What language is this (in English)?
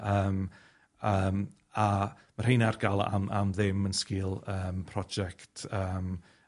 Welsh